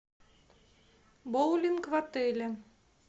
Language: Russian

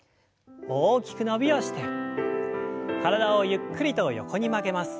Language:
Japanese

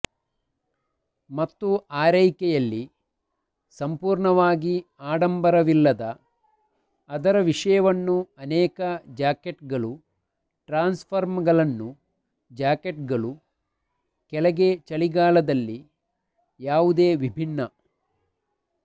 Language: Kannada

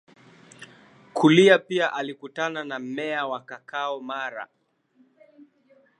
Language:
Swahili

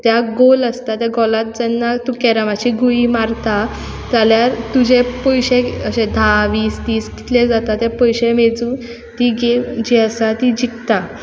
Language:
Konkani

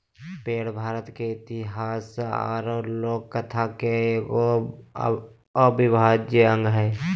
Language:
Magahi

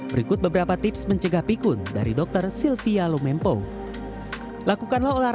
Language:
Indonesian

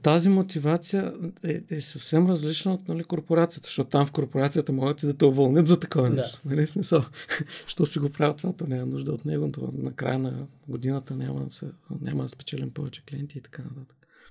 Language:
Bulgarian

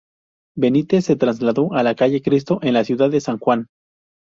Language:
Spanish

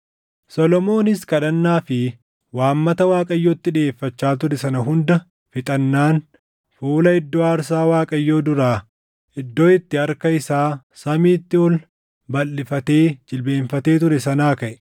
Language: Oromo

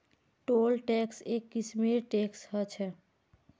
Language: Magahi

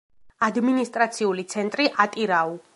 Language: Georgian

